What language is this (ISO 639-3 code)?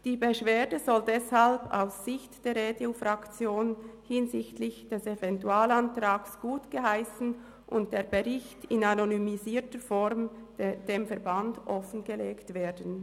gsw